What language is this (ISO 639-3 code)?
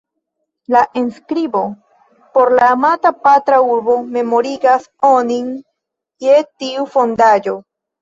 epo